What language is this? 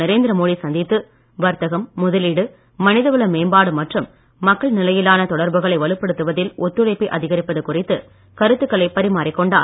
Tamil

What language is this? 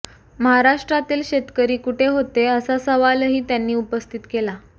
Marathi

